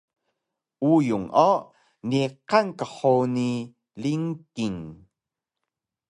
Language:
Taroko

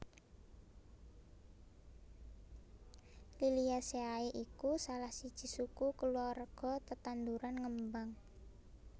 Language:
Javanese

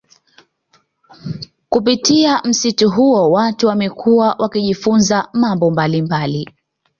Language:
Swahili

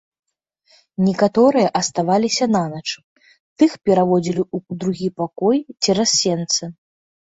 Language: Belarusian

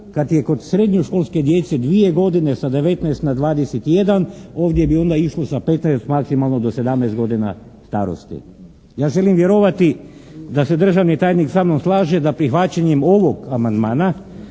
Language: Croatian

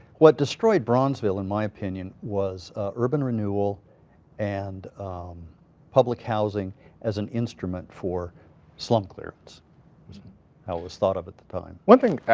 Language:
English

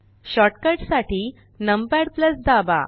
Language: Marathi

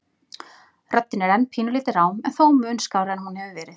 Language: Icelandic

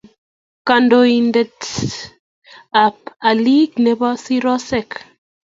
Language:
Kalenjin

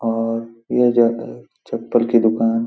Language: Hindi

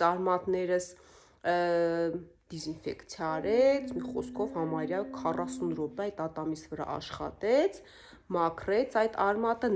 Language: Turkish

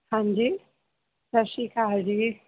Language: Punjabi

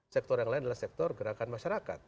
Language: Indonesian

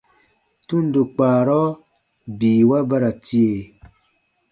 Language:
Baatonum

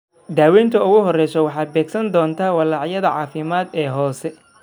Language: Somali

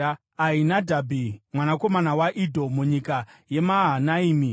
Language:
Shona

